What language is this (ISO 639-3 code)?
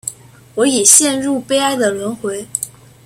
zho